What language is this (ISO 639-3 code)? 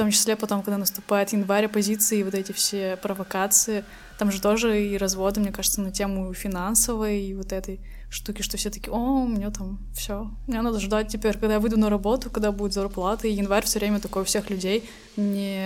rus